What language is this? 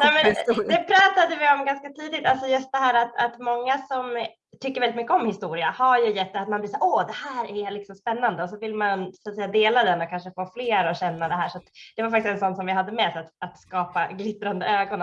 Swedish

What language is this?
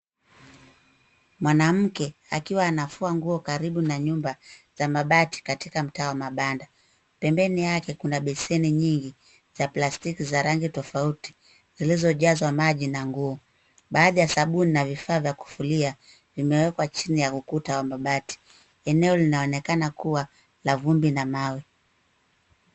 Swahili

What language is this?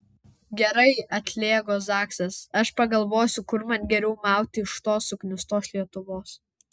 Lithuanian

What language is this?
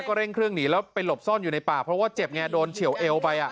Thai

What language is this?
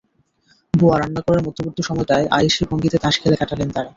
Bangla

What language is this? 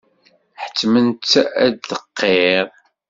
Kabyle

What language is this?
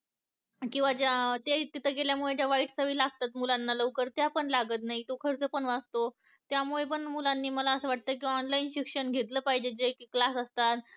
Marathi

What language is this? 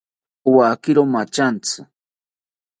South Ucayali Ashéninka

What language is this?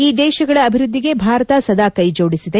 Kannada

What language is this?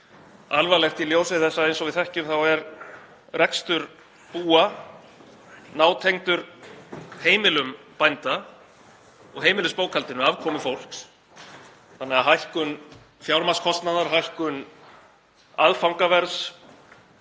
Icelandic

